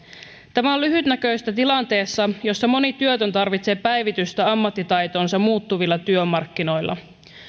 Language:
Finnish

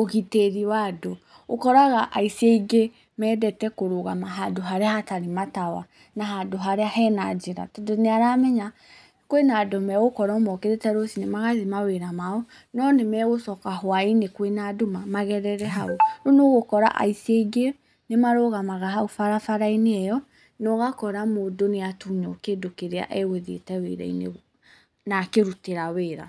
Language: Kikuyu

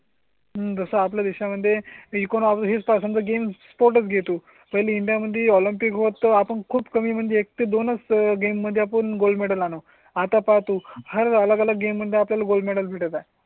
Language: Marathi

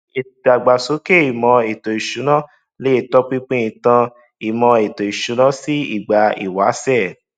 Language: Yoruba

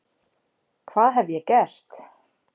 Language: Icelandic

